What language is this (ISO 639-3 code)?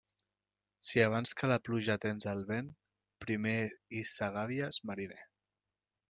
cat